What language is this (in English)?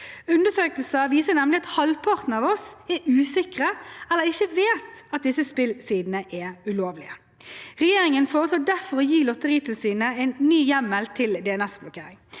Norwegian